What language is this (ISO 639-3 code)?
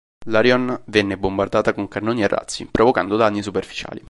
ita